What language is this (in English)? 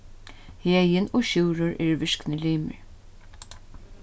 Faroese